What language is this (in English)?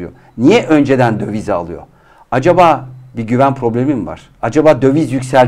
Turkish